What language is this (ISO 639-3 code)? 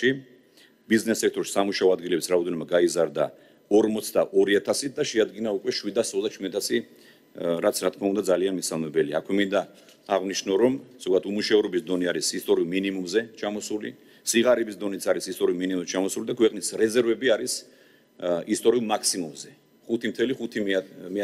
ron